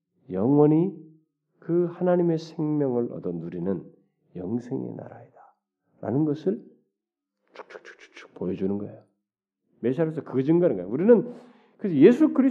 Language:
Korean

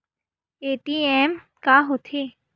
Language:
Chhattisgarhi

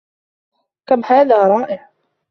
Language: Arabic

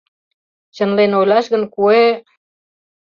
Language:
Mari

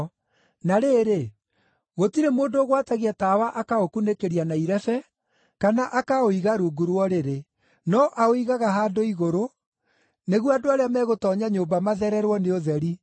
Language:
Kikuyu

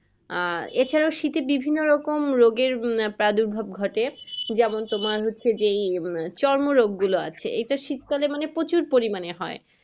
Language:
Bangla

